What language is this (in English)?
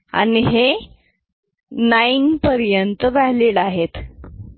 Marathi